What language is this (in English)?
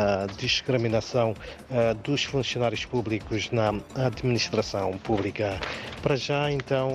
Portuguese